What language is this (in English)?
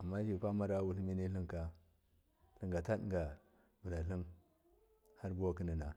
Miya